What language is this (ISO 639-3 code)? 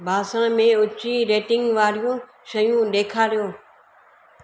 snd